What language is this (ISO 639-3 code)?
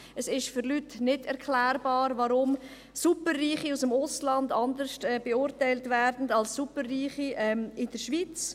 gsw